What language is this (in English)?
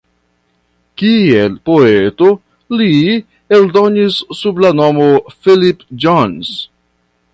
Esperanto